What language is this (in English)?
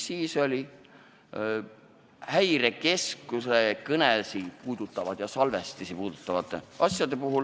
Estonian